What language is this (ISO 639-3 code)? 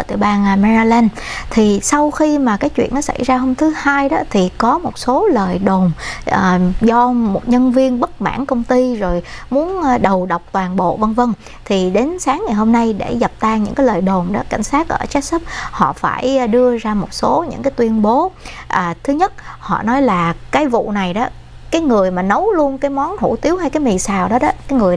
vie